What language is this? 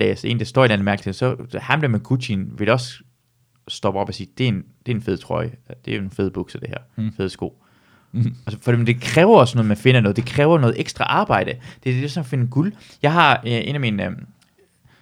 Danish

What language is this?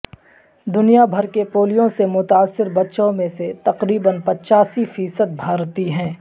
Urdu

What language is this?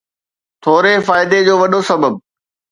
Sindhi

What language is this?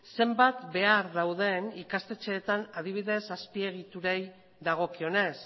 Basque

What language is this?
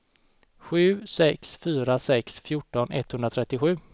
Swedish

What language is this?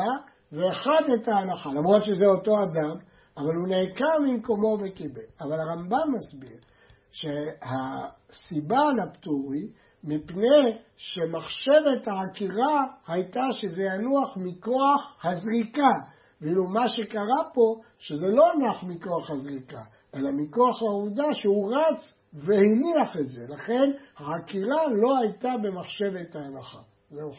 Hebrew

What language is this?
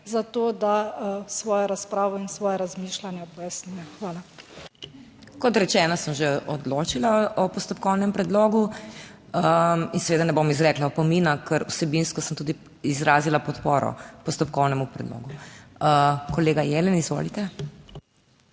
Slovenian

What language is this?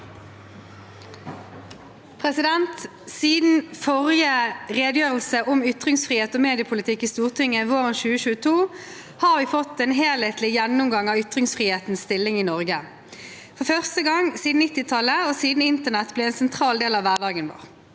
Norwegian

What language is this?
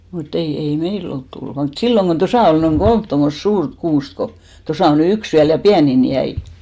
Finnish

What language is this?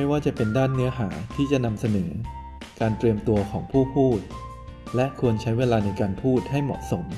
Thai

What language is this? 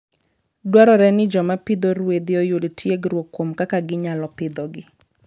Luo (Kenya and Tanzania)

